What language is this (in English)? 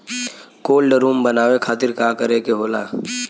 Bhojpuri